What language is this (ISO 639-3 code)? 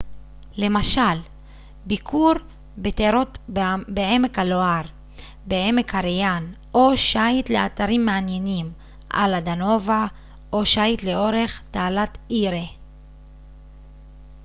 heb